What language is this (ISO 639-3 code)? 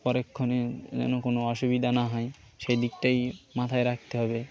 ben